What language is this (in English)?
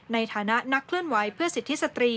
Thai